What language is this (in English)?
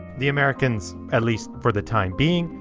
English